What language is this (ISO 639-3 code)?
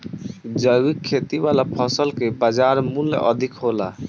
bho